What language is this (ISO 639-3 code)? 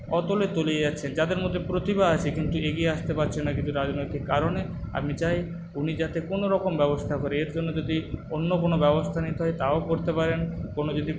ben